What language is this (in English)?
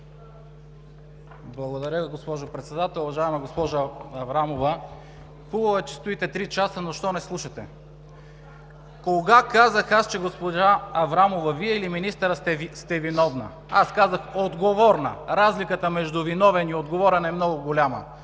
Bulgarian